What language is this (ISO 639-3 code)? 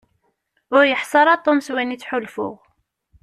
kab